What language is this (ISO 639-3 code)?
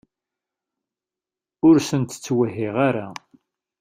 kab